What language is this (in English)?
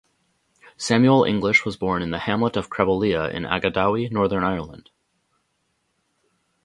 English